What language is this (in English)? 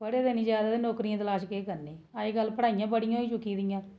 Dogri